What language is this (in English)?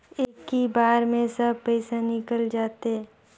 Chhattisgarhi